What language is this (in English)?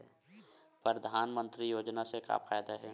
Chhattisgarhi